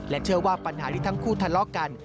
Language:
Thai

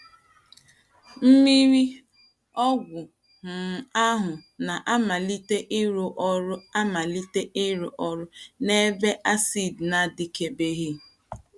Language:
Igbo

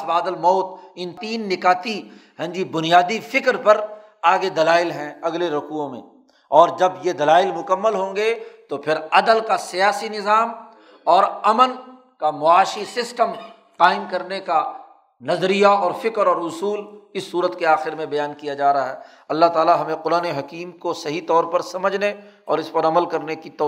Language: Urdu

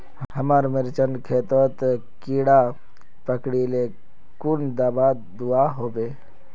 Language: Magahi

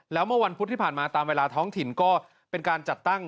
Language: Thai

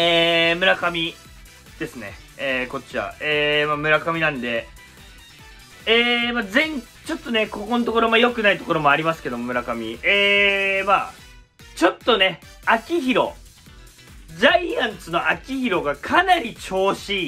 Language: Japanese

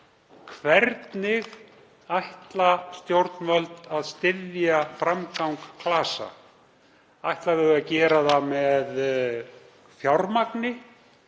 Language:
Icelandic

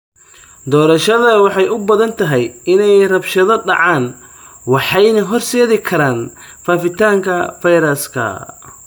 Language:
Somali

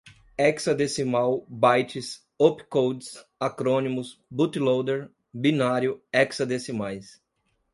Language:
Portuguese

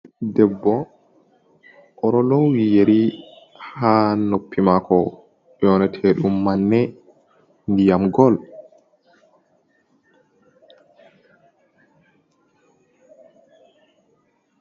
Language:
Fula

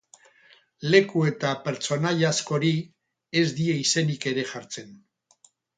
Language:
Basque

